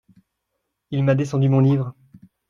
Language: French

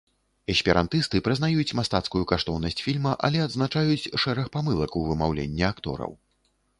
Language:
Belarusian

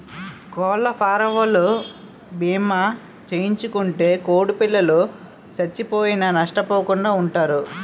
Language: Telugu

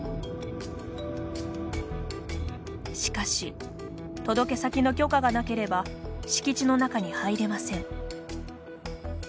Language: Japanese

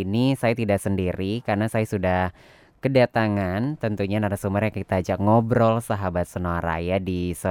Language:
Indonesian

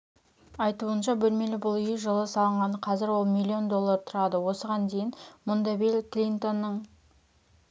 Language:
Kazakh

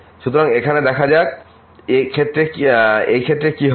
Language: Bangla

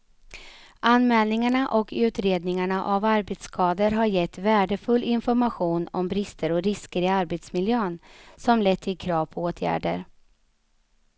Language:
Swedish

